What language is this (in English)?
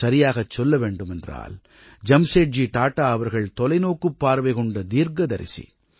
Tamil